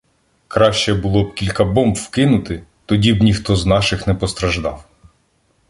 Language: Ukrainian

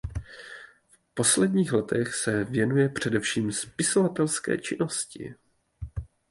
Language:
Czech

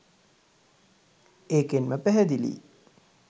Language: Sinhala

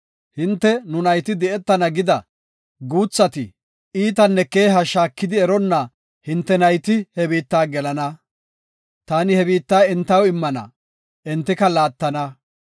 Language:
Gofa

